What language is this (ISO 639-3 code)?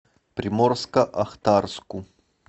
rus